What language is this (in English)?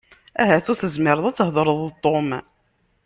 Kabyle